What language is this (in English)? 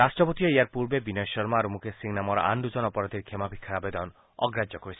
Assamese